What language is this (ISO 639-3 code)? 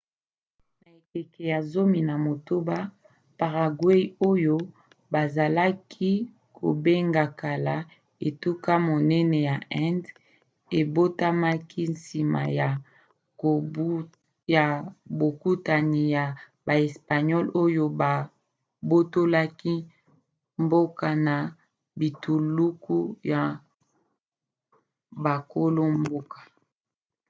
lin